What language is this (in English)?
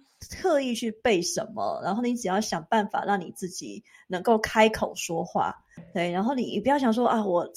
Chinese